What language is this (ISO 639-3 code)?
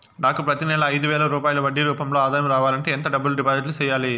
tel